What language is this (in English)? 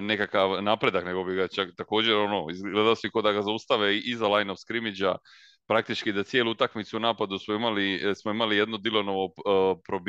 Croatian